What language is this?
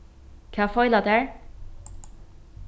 Faroese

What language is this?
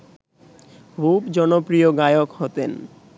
Bangla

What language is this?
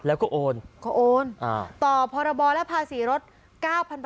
Thai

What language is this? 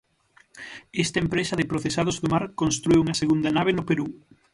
Galician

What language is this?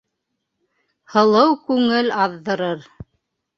Bashkir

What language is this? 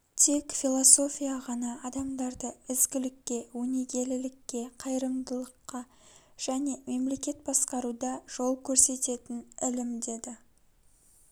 Kazakh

